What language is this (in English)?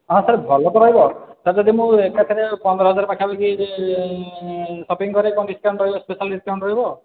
Odia